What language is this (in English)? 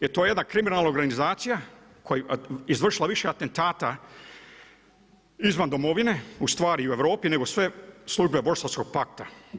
Croatian